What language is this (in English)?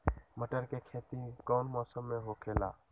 Magahi